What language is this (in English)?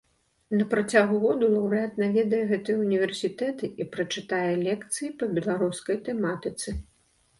Belarusian